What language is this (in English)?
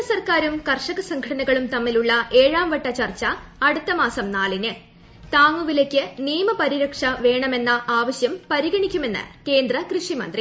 Malayalam